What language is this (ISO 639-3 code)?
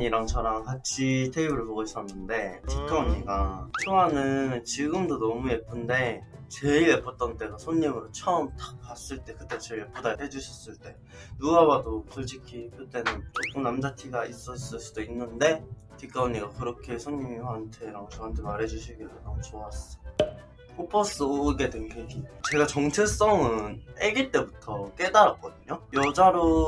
kor